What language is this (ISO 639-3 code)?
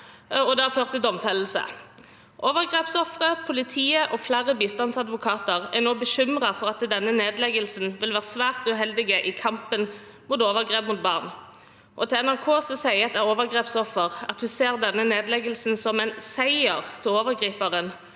nor